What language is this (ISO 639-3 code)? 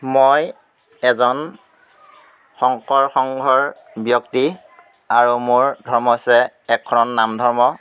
asm